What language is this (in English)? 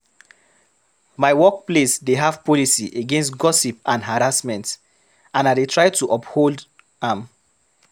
Nigerian Pidgin